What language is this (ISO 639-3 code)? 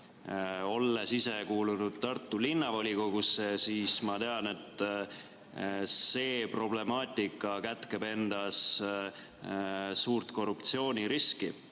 est